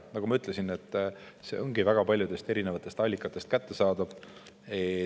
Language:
Estonian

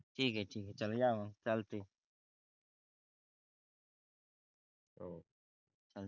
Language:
Marathi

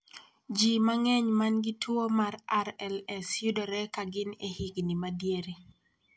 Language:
Luo (Kenya and Tanzania)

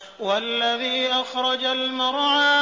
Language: Arabic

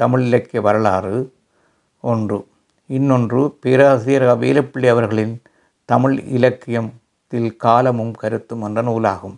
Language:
Tamil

